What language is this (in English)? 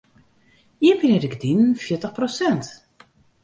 Western Frisian